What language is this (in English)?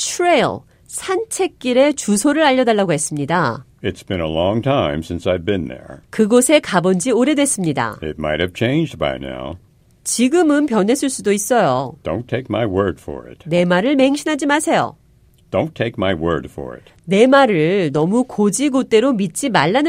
Korean